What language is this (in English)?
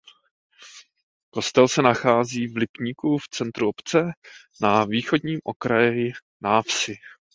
Czech